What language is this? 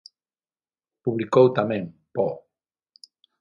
Galician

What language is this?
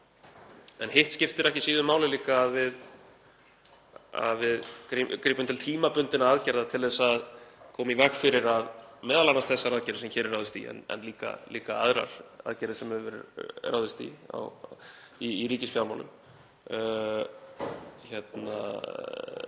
Icelandic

